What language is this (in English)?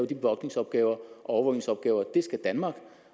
Danish